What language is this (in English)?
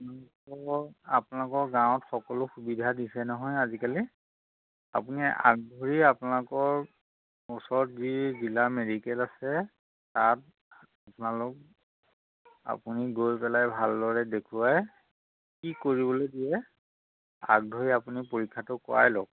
Assamese